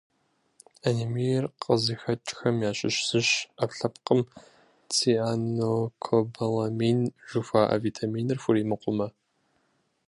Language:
Kabardian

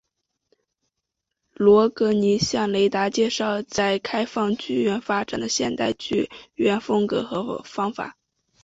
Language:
Chinese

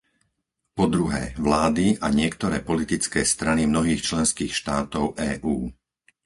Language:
Slovak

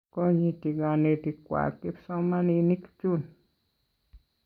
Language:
Kalenjin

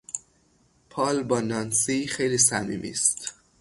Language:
Persian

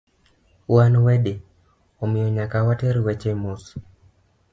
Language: Luo (Kenya and Tanzania)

